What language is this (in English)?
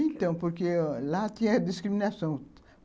Portuguese